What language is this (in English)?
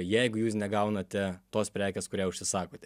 Lithuanian